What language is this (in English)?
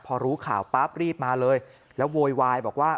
Thai